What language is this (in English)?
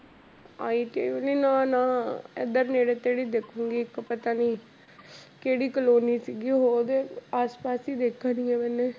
Punjabi